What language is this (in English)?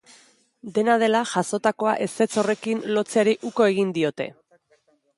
Basque